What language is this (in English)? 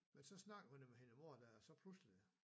Danish